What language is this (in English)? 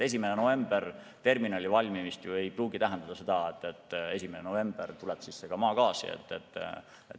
Estonian